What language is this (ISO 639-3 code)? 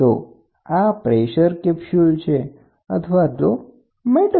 guj